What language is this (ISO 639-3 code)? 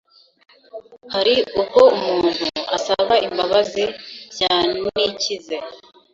kin